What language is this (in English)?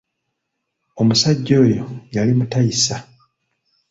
Ganda